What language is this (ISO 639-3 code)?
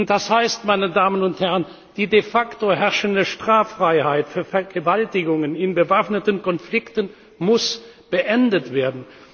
deu